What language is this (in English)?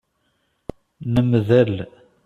Kabyle